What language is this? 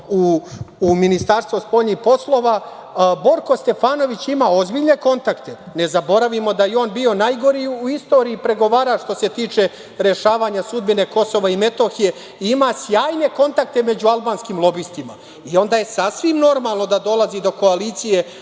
Serbian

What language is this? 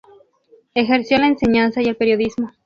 Spanish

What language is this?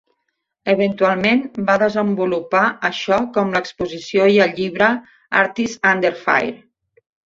Catalan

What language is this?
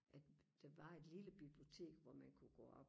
Danish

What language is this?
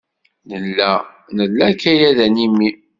Kabyle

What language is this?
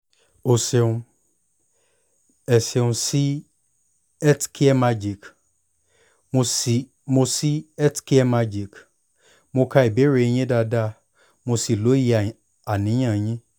Yoruba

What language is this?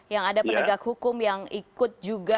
Indonesian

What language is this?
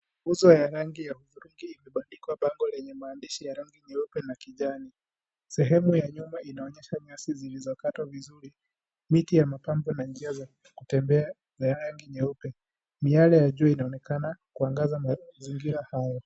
Swahili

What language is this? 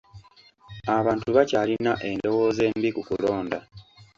Ganda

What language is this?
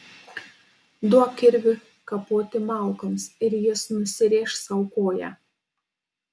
Lithuanian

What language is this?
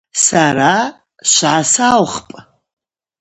Abaza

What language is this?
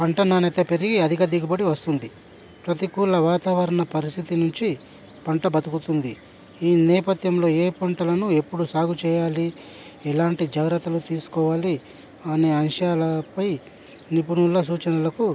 Telugu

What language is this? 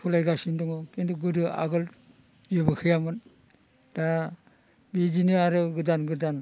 Bodo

